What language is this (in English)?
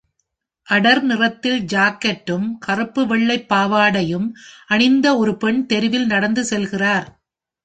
Tamil